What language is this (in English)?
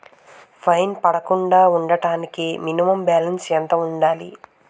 Telugu